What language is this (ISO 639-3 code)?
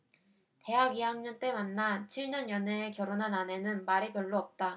kor